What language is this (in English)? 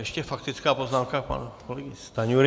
Czech